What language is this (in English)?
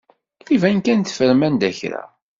Kabyle